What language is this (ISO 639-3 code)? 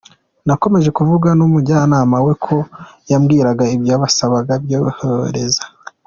kin